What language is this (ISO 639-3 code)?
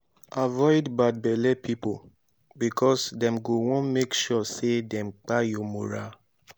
pcm